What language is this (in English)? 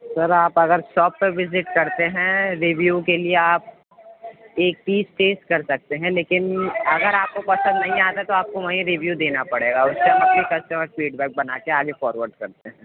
Urdu